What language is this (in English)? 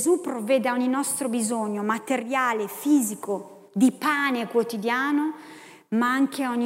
Italian